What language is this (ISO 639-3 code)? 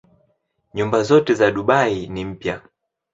swa